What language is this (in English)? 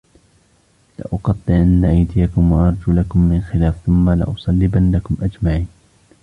Arabic